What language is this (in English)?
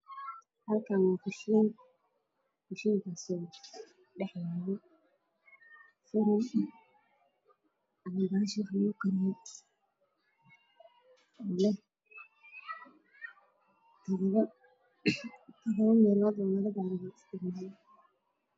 Somali